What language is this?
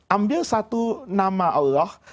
Indonesian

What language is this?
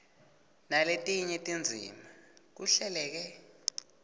Swati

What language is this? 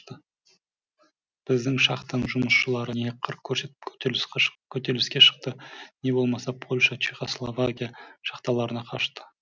Kazakh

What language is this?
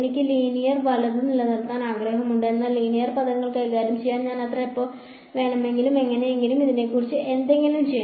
Malayalam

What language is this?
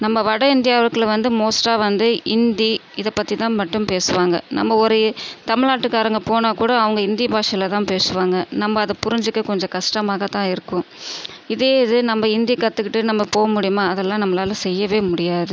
Tamil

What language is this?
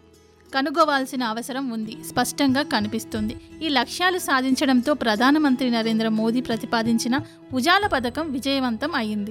Telugu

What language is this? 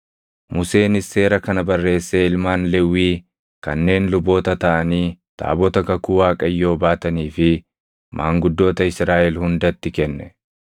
Oromo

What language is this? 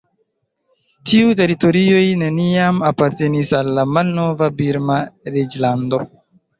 Esperanto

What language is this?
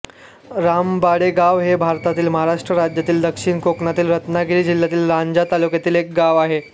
Marathi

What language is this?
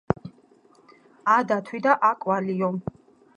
Georgian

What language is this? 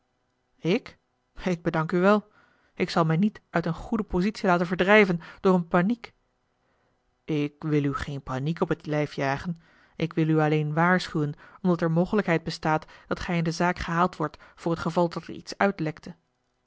Dutch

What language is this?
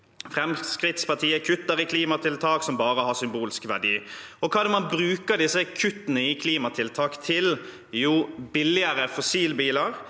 Norwegian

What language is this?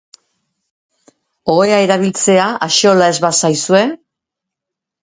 Basque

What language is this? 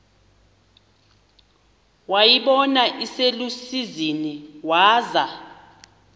Xhosa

